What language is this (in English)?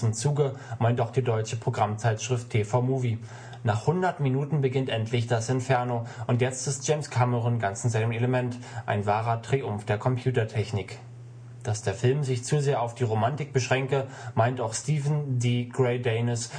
German